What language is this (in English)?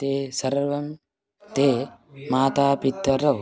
Sanskrit